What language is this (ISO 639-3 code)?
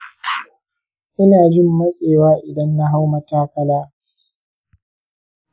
hau